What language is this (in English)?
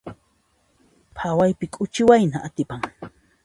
Puno Quechua